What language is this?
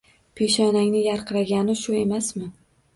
Uzbek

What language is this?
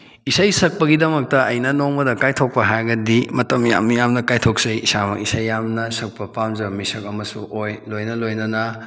Manipuri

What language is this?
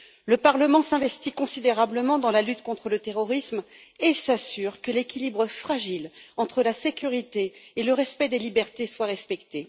French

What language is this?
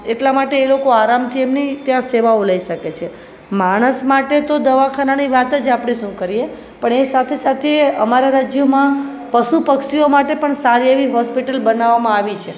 Gujarati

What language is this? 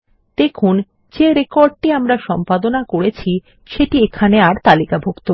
Bangla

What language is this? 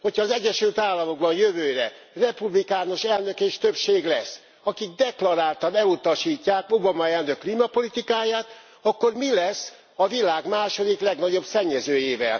Hungarian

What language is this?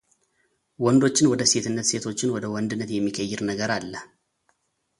Amharic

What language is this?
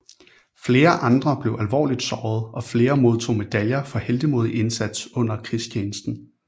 Danish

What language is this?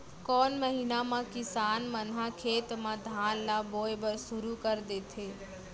Chhattisgarhi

